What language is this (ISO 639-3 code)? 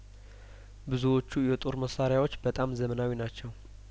amh